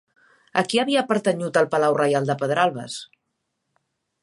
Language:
Catalan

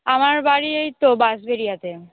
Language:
Bangla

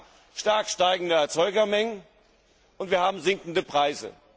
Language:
German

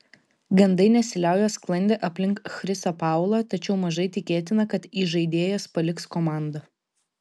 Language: Lithuanian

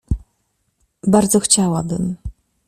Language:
Polish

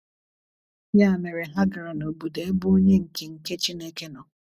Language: Igbo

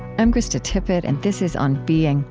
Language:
English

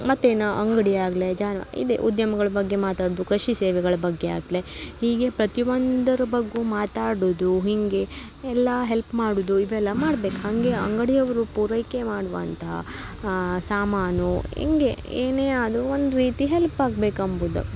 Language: Kannada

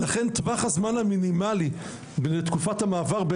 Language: Hebrew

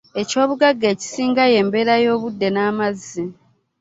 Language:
Ganda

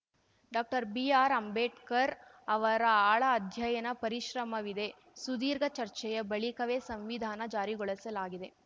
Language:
Kannada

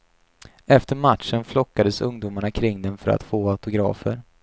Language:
Swedish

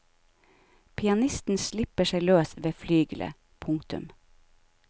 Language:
Norwegian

